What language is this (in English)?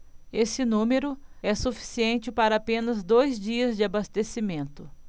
Portuguese